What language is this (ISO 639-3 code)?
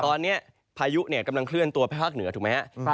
tha